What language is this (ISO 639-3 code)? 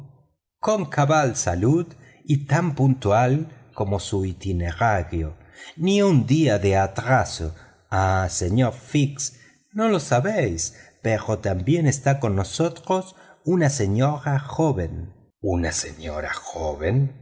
spa